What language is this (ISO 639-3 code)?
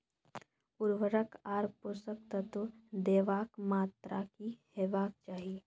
mai